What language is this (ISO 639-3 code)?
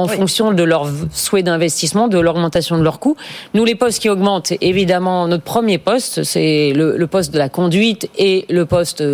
fra